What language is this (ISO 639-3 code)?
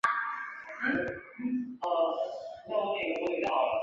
zho